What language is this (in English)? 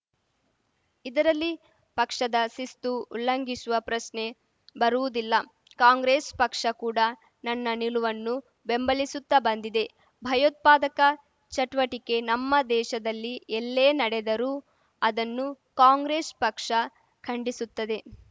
Kannada